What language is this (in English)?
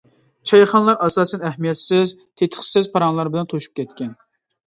Uyghur